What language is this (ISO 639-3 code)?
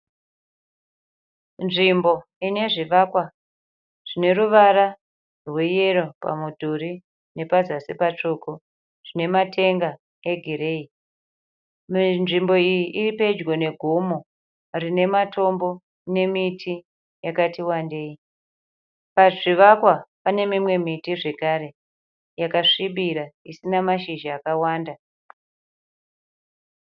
sna